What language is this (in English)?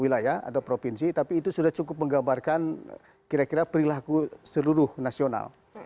Indonesian